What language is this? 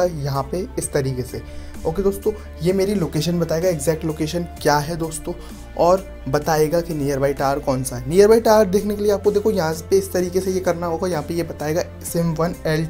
Hindi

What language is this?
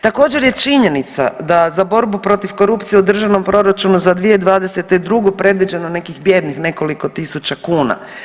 Croatian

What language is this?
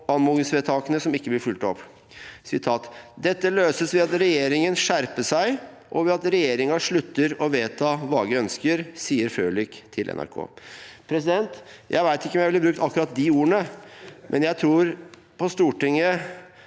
Norwegian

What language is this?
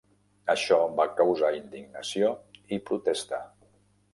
Catalan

